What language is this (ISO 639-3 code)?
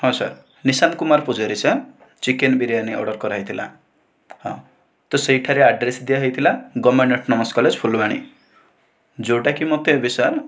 ori